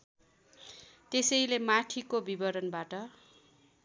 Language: Nepali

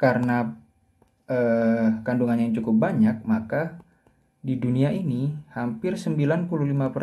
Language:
Indonesian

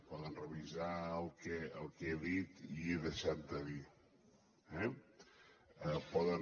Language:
Catalan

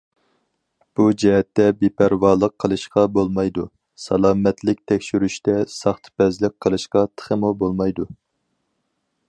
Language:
Uyghur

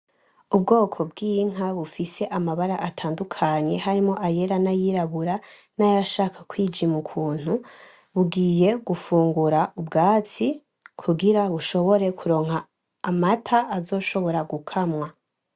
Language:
Rundi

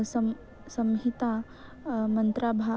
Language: Sanskrit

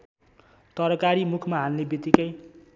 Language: Nepali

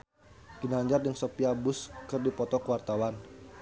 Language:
Sundanese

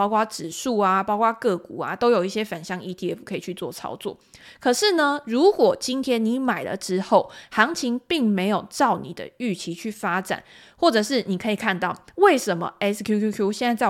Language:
Chinese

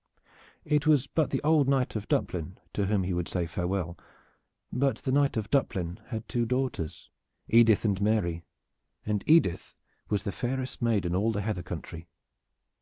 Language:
English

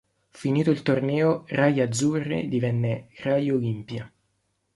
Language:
Italian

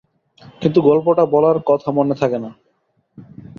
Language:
Bangla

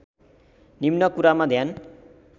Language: Nepali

